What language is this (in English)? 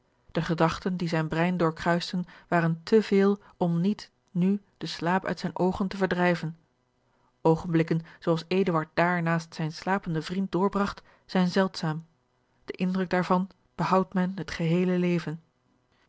Dutch